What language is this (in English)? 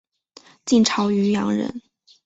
Chinese